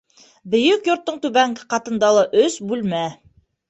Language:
Bashkir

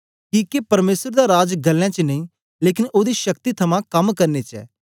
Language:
Dogri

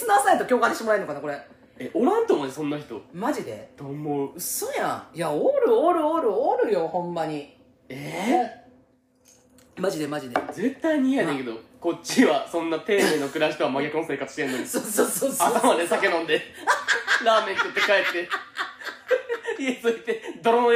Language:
Japanese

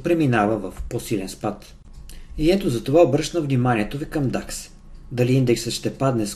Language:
Bulgarian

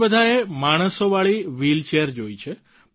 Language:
Gujarati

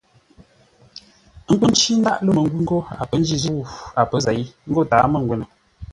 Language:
Ngombale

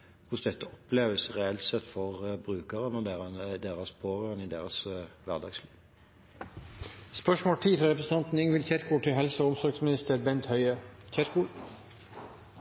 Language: Norwegian Bokmål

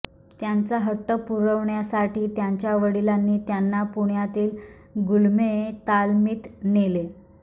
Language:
Marathi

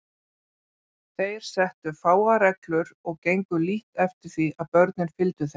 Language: Icelandic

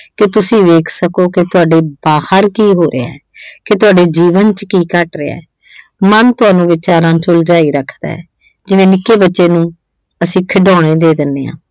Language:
Punjabi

